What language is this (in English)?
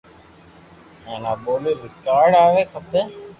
Loarki